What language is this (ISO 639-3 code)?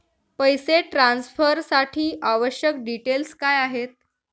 mar